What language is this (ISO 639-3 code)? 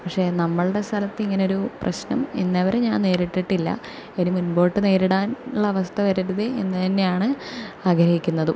mal